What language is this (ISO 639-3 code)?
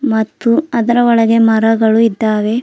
kan